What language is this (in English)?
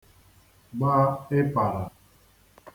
Igbo